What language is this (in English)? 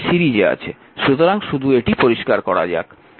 Bangla